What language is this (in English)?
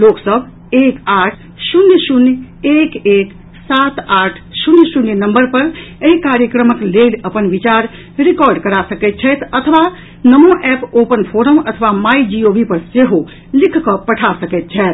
Maithili